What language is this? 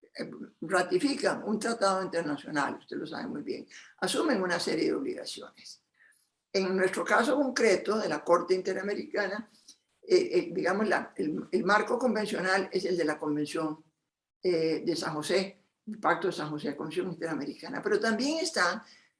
Spanish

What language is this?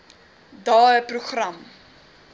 Afrikaans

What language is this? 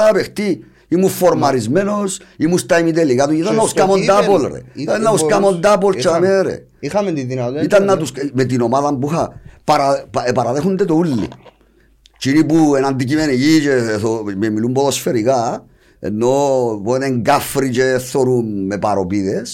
Greek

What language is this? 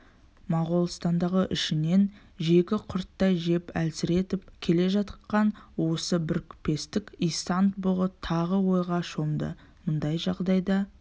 Kazakh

